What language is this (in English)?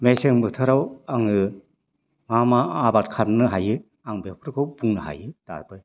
Bodo